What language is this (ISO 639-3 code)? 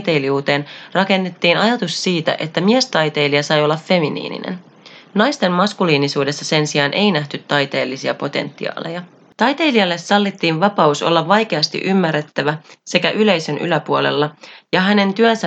fin